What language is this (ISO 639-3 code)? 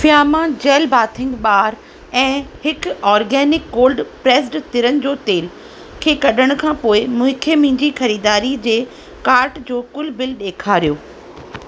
snd